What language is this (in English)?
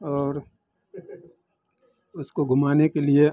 Hindi